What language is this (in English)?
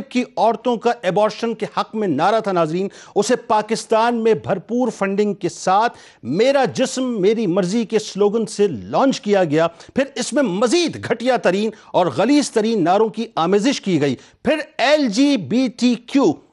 Urdu